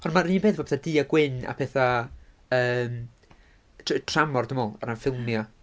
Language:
Welsh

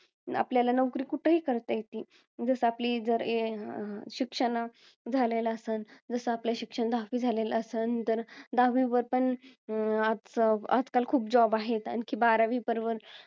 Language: Marathi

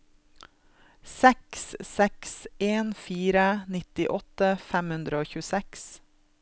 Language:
Norwegian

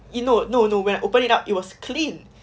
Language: English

